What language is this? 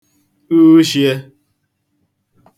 Igbo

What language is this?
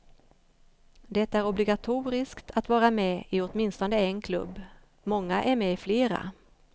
Swedish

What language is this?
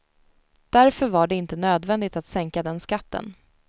Swedish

